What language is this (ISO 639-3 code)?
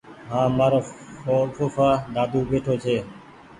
gig